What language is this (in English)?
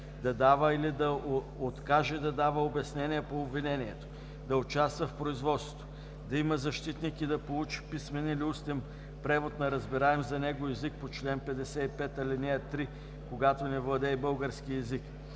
Bulgarian